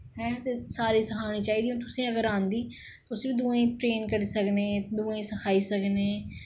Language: Dogri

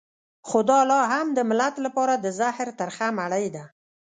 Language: Pashto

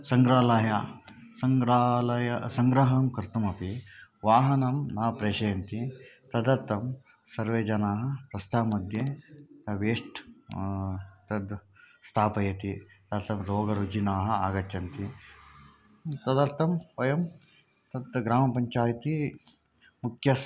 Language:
Sanskrit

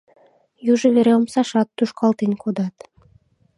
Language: Mari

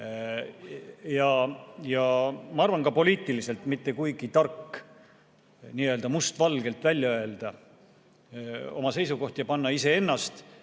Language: Estonian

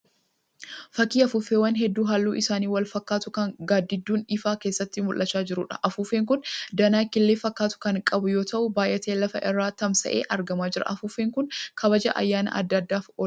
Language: Oromo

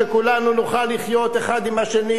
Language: Hebrew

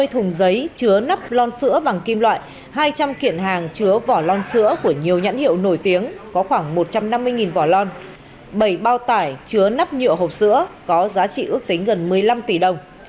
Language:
Vietnamese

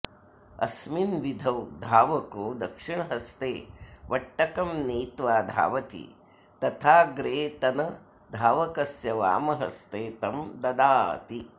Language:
Sanskrit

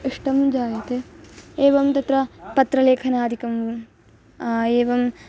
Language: Sanskrit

